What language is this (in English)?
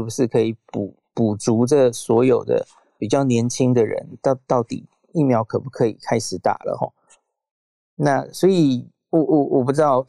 Chinese